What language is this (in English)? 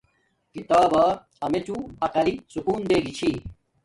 Domaaki